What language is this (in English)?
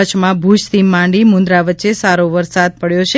Gujarati